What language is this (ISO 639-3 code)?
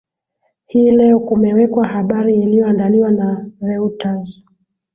swa